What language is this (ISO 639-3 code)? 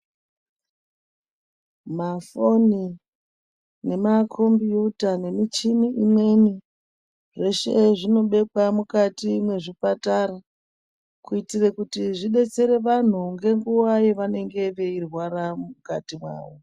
ndc